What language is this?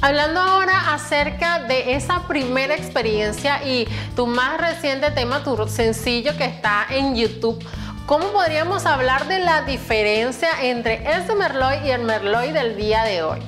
Spanish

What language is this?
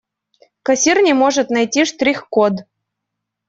Russian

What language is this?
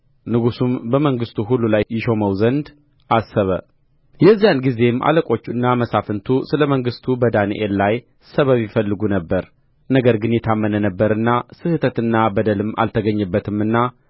Amharic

